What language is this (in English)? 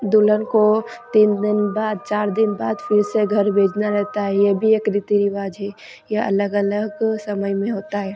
Hindi